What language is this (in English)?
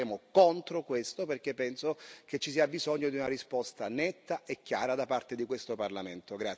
Italian